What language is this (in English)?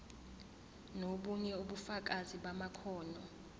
Zulu